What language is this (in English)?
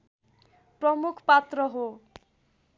Nepali